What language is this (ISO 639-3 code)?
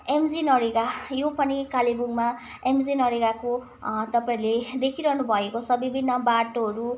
nep